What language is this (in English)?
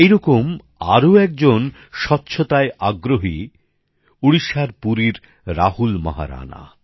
Bangla